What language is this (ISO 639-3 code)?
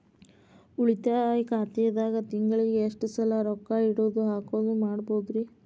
kan